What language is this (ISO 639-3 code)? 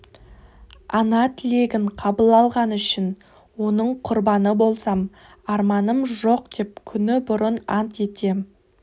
kaz